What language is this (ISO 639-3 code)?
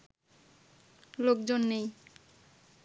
ben